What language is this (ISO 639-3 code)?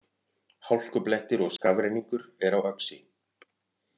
isl